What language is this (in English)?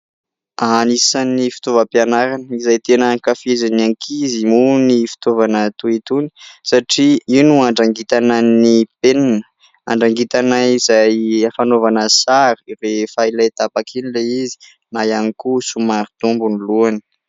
Malagasy